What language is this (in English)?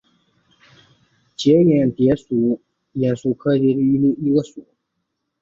Chinese